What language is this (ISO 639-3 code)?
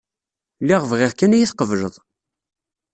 kab